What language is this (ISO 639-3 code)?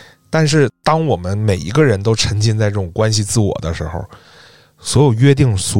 zho